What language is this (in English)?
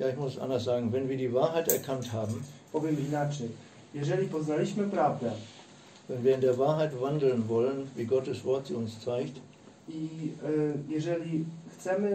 Polish